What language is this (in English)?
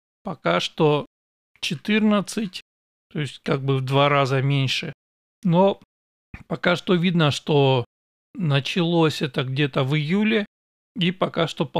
Russian